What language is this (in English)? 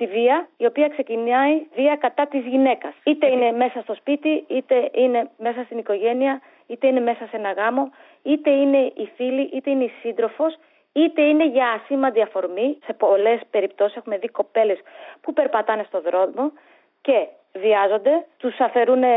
Greek